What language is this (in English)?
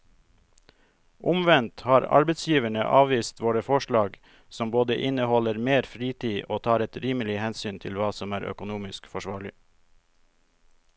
Norwegian